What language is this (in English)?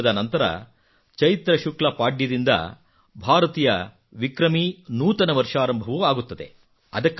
Kannada